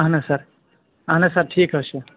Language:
Kashmiri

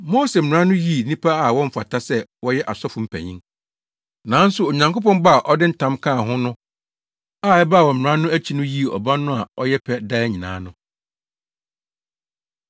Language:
Akan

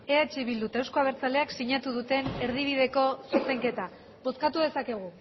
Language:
Basque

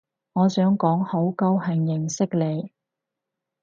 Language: Cantonese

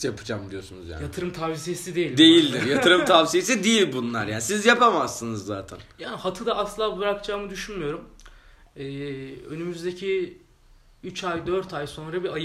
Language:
Turkish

